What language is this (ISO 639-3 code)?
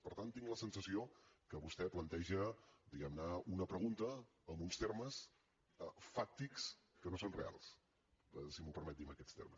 cat